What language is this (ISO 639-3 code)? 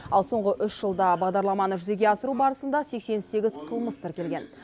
kaz